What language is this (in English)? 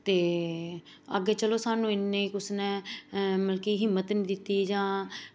Dogri